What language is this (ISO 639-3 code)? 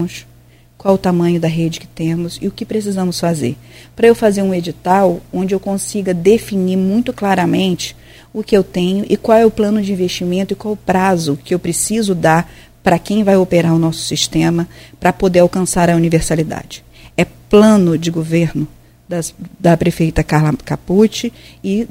por